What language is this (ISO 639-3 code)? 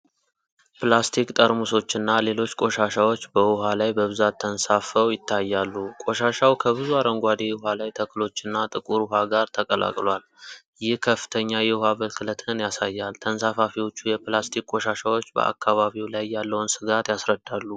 amh